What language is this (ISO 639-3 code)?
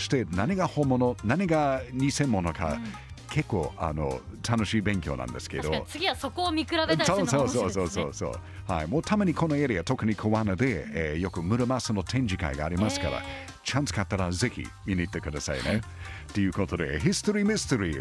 jpn